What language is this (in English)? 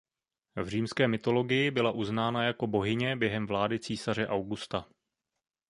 Czech